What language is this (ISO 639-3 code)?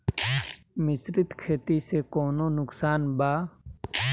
bho